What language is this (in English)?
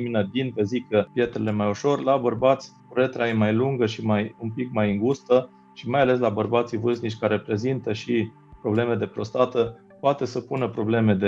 Romanian